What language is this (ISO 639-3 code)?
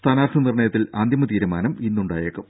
mal